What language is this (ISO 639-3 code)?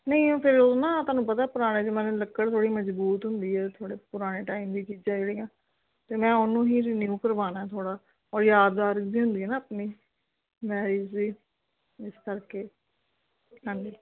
pan